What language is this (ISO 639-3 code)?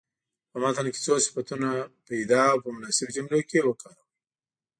pus